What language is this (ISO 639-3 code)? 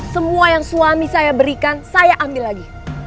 ind